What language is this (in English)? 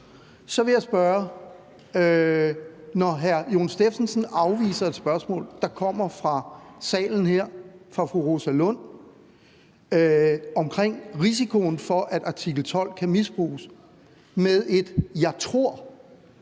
Danish